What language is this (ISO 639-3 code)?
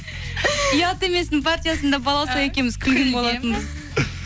kaz